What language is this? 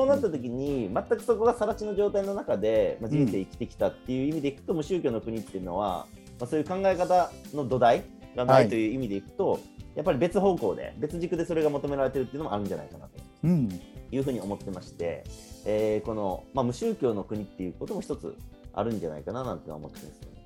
Japanese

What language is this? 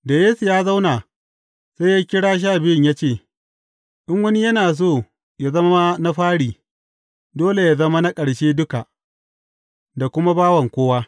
Hausa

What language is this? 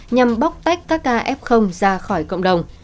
Vietnamese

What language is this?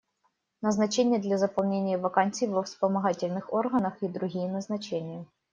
Russian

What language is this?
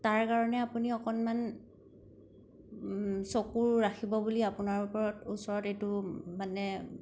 Assamese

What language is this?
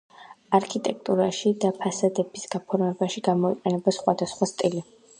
Georgian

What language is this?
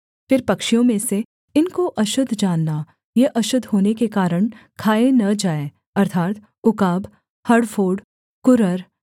Hindi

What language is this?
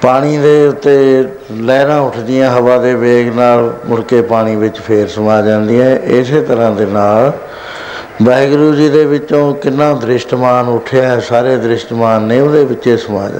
Punjabi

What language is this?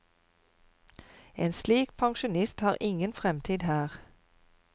Norwegian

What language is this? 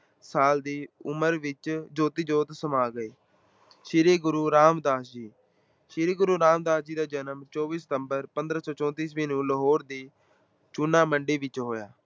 Punjabi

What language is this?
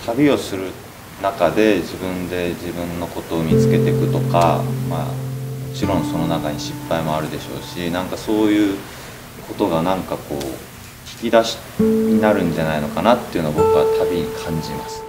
Japanese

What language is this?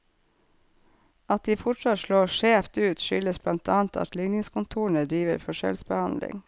Norwegian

